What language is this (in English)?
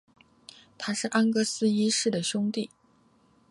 Chinese